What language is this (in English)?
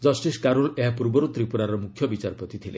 Odia